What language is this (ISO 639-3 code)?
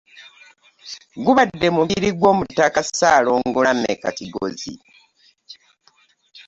lug